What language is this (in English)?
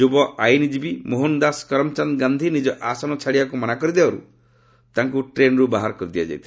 Odia